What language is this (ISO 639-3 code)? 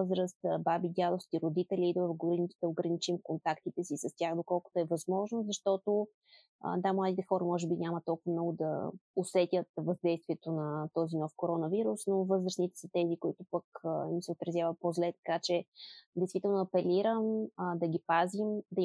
bul